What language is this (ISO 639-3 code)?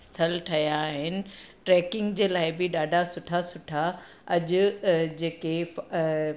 snd